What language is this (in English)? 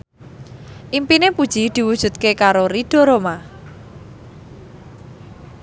Javanese